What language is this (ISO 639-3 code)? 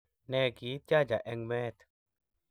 kln